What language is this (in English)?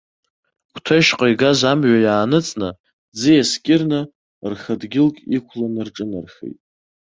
Abkhazian